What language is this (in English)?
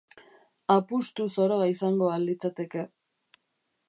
Basque